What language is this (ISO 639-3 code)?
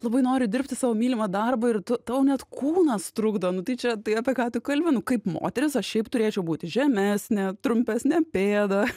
lit